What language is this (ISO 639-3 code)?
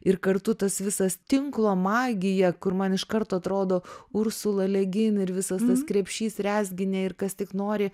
lit